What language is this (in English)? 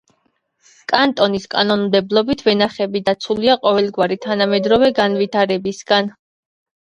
Georgian